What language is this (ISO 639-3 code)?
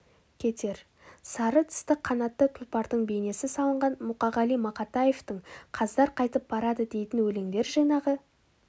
kaz